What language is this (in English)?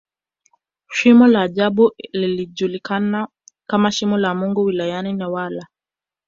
Swahili